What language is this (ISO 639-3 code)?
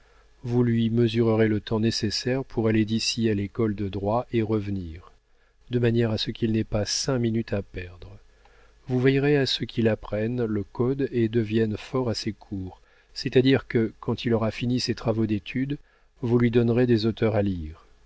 fra